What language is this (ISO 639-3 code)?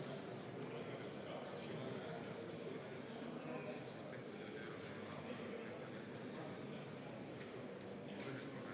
est